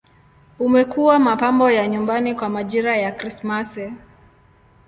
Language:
Swahili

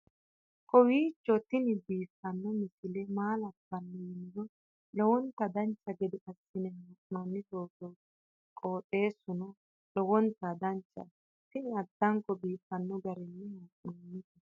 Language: Sidamo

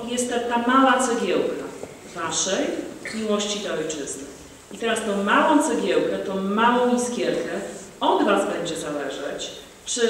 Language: Polish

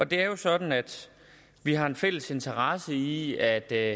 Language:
Danish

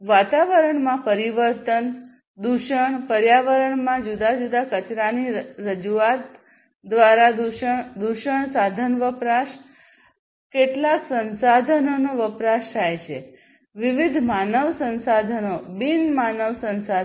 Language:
Gujarati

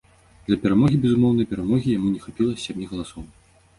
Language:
Belarusian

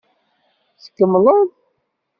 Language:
Kabyle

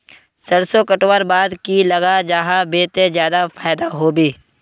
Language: Magahi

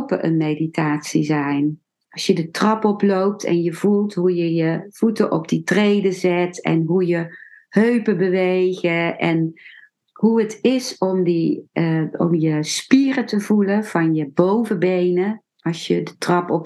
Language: Dutch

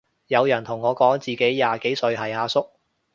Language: Cantonese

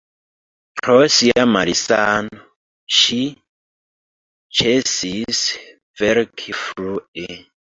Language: Esperanto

